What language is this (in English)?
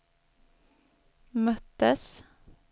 Swedish